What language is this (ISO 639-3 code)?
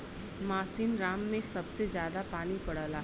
bho